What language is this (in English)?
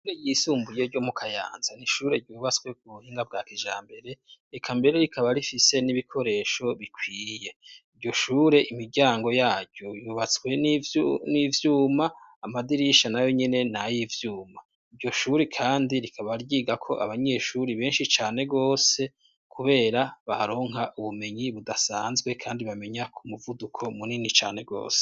Rundi